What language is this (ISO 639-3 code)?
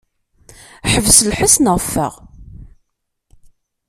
kab